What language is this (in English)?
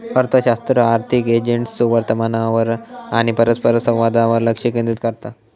Marathi